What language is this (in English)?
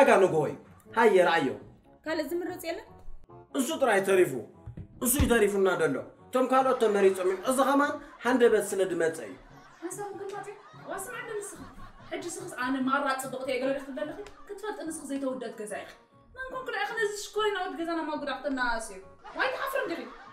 Arabic